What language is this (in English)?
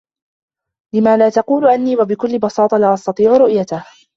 Arabic